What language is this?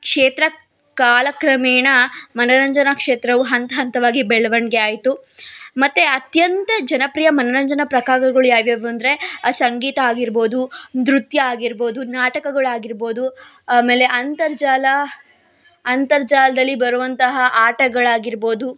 Kannada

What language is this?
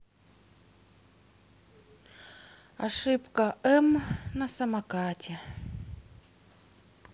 Russian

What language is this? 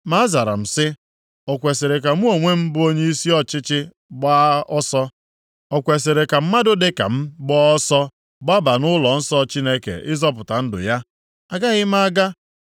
Igbo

